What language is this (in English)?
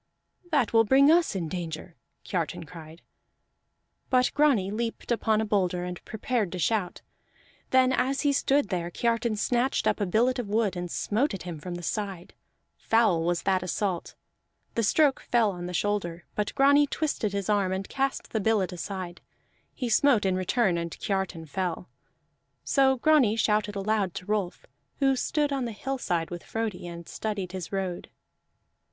English